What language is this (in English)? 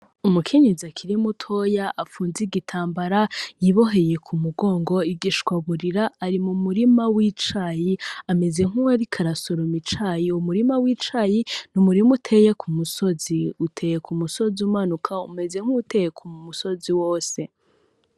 Rundi